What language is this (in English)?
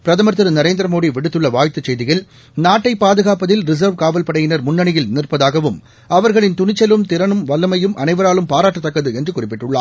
Tamil